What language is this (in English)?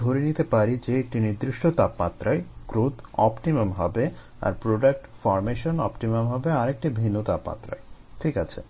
Bangla